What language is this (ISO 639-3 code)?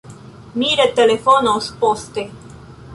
epo